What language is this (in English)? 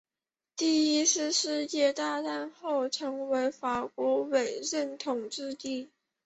Chinese